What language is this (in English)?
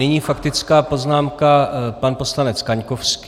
Czech